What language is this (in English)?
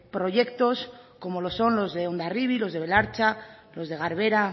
Spanish